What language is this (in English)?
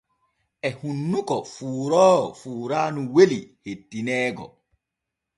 Borgu Fulfulde